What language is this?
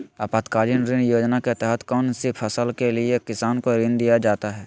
Magahi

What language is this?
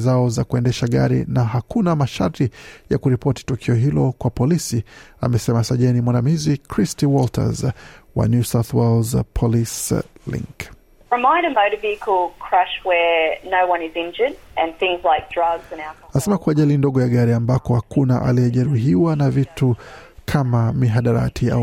Swahili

